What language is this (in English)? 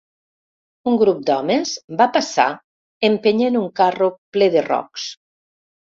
Catalan